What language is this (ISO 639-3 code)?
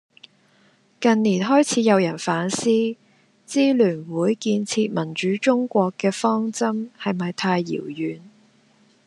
yue